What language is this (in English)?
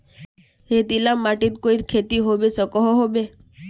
Magahi